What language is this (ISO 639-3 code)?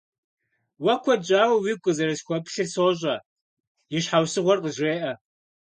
kbd